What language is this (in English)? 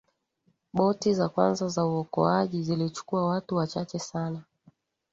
Swahili